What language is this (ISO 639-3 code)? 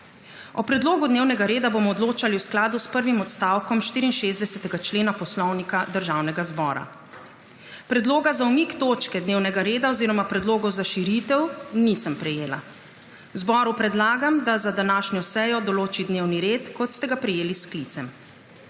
slv